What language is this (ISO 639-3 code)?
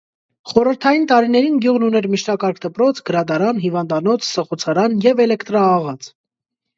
hye